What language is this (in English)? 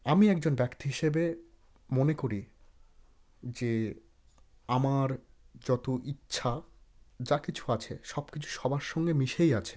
Bangla